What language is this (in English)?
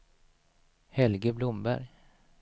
Swedish